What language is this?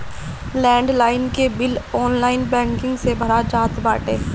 Bhojpuri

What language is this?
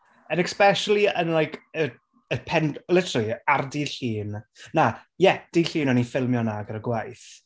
Welsh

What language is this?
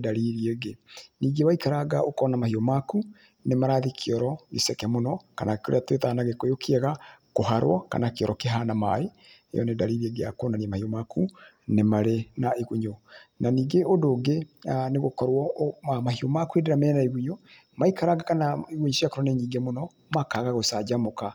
Kikuyu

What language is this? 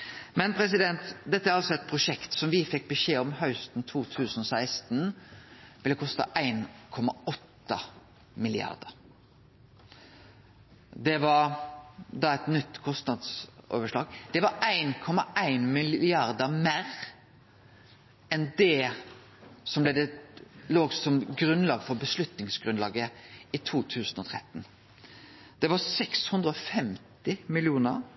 Norwegian Nynorsk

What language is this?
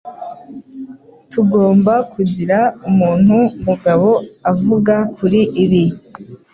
Kinyarwanda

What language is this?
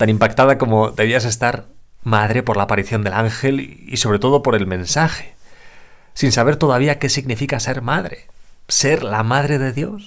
Spanish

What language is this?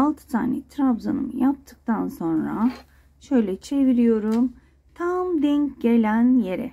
Turkish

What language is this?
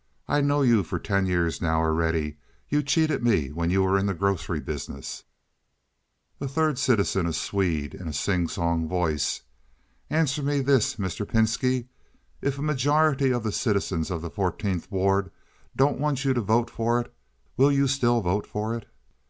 English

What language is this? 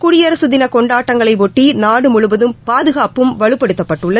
Tamil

